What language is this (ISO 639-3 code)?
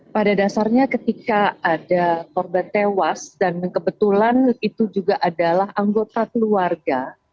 ind